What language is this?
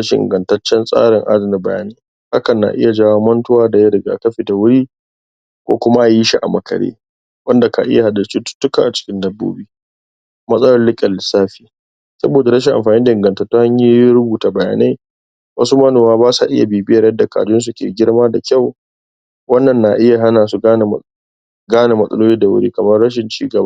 Hausa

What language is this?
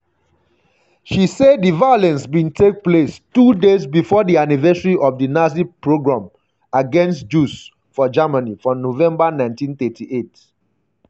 Nigerian Pidgin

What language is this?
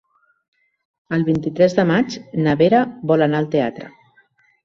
Catalan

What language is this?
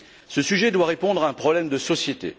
French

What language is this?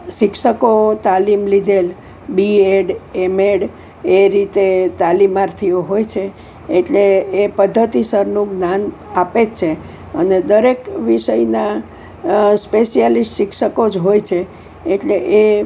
Gujarati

